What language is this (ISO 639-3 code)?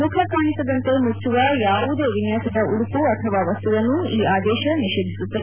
kan